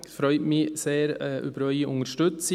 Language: Swiss German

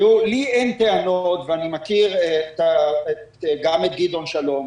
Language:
Hebrew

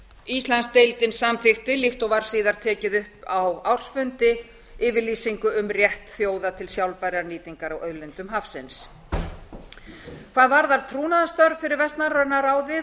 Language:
Icelandic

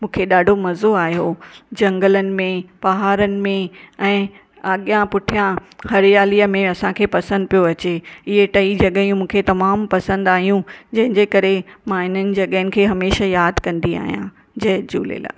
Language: Sindhi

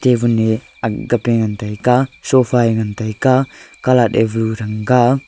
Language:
Wancho Naga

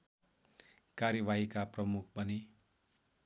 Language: Nepali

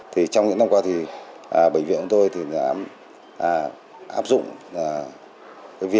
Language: Vietnamese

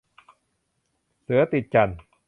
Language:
Thai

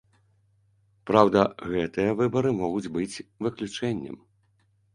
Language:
Belarusian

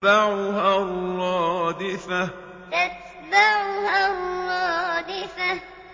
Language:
Arabic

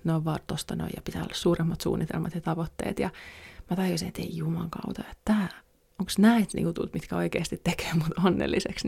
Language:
Finnish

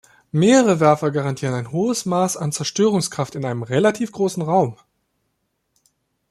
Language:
German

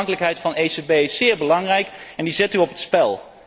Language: Dutch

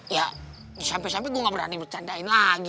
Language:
Indonesian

